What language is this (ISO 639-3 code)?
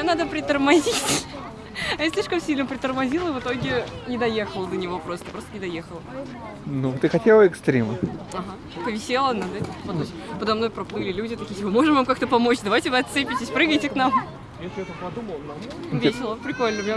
rus